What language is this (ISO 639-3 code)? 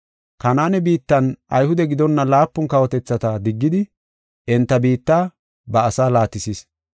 gof